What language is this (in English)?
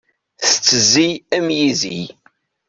Kabyle